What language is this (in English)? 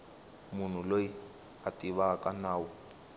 Tsonga